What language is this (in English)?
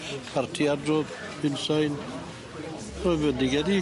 Welsh